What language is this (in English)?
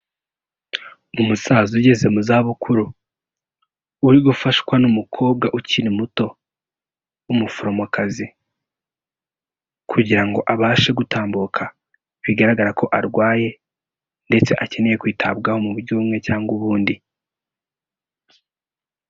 Kinyarwanda